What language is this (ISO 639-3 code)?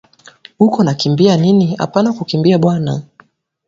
swa